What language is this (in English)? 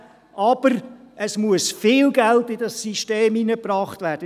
Swiss German